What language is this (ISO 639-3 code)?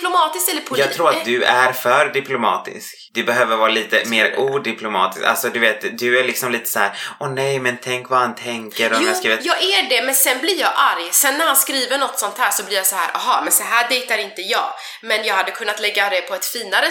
swe